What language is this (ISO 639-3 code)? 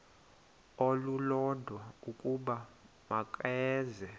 xho